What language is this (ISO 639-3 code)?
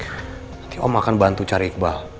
ind